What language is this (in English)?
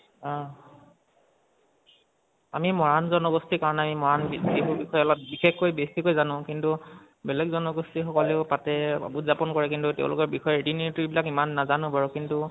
Assamese